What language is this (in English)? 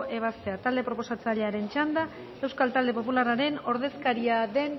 Basque